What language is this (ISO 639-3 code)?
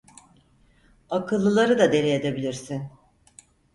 tur